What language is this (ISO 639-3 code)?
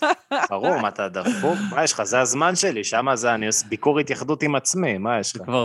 heb